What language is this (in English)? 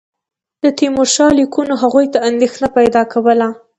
Pashto